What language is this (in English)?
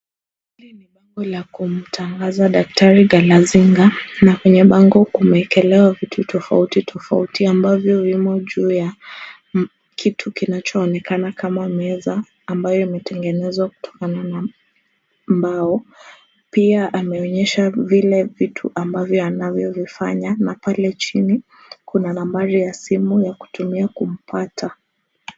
Swahili